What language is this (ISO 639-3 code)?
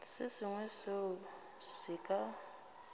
nso